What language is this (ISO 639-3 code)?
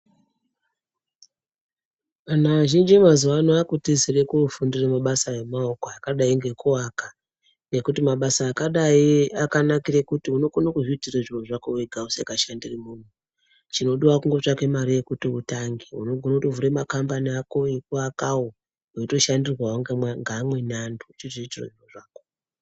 ndc